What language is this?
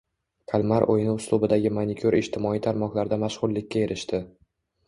Uzbek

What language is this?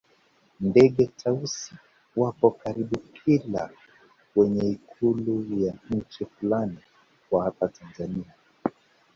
Swahili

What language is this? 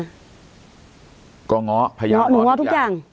Thai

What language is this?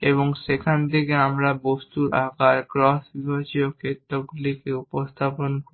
Bangla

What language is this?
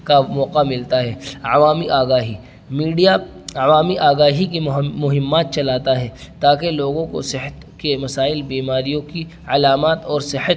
Urdu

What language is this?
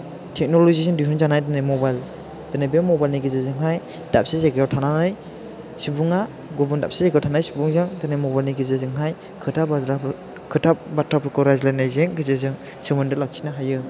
Bodo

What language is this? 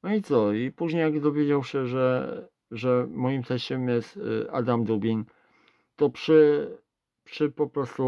Polish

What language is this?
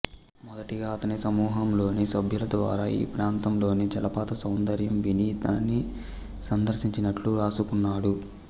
Telugu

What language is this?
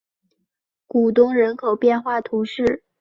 Chinese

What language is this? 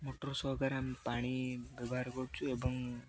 Odia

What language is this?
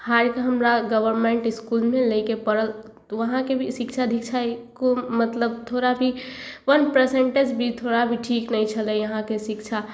Maithili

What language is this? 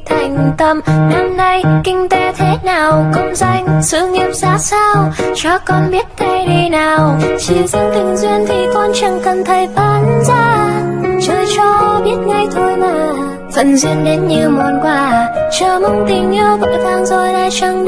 Vietnamese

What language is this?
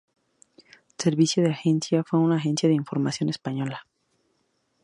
Spanish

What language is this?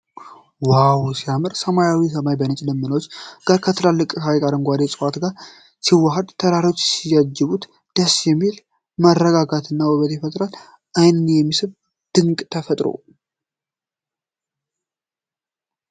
Amharic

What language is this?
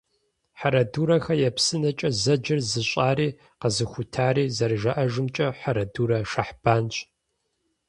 Kabardian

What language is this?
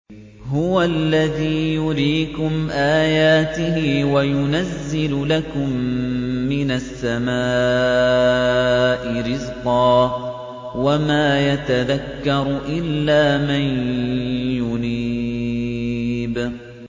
Arabic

